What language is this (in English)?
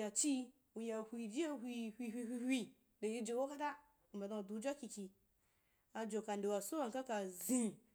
Wapan